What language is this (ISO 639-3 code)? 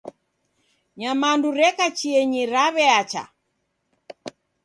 dav